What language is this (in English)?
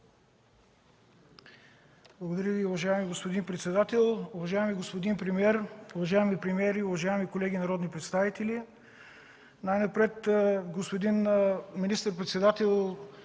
Bulgarian